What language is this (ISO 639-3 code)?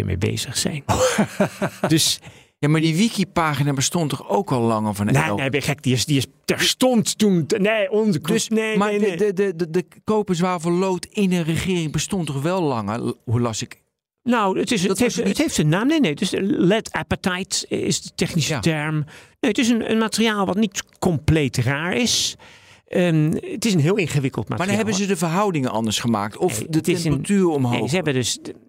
nld